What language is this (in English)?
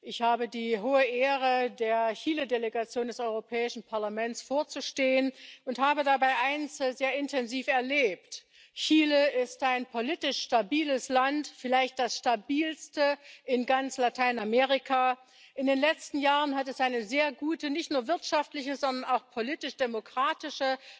German